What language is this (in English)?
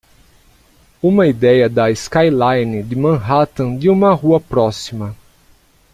Portuguese